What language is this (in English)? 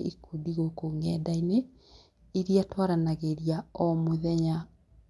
Kikuyu